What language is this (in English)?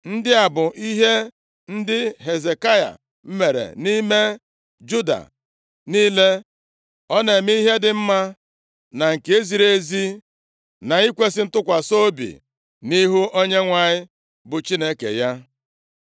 Igbo